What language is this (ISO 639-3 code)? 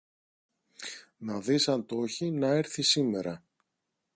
ell